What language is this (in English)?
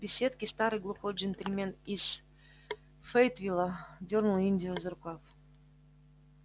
Russian